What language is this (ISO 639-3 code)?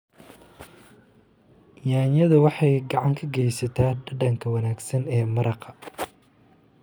som